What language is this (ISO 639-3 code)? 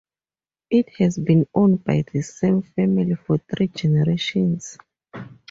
eng